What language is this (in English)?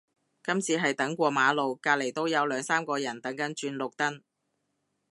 Cantonese